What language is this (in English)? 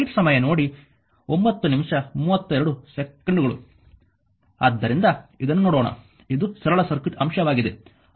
Kannada